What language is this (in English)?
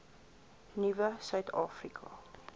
Afrikaans